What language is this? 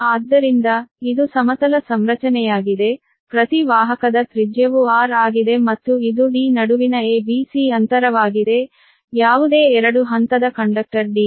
Kannada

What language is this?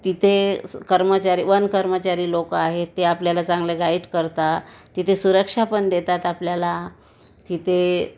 Marathi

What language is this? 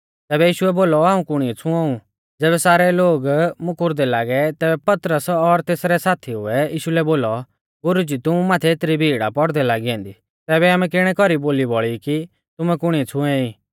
Mahasu Pahari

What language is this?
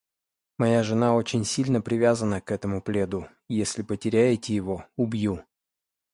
Russian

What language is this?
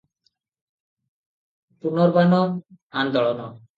Odia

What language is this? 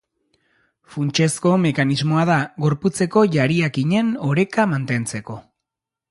Basque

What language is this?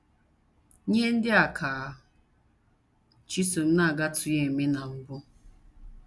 Igbo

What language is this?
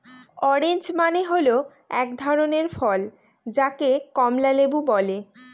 Bangla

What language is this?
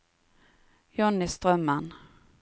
Norwegian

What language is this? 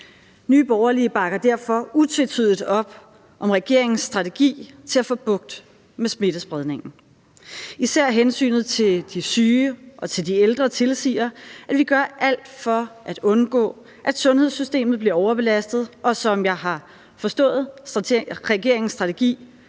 Danish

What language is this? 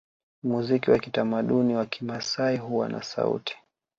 Swahili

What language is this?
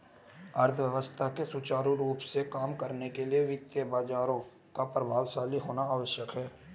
Hindi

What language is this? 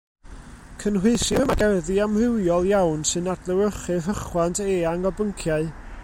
Welsh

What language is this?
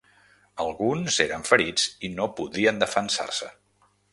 Catalan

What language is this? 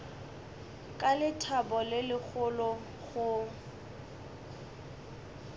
Northern Sotho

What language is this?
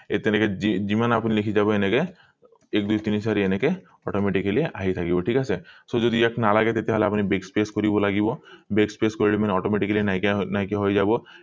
Assamese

